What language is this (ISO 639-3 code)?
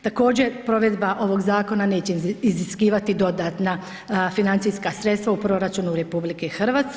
hrv